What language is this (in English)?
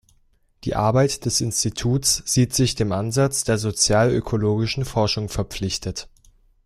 German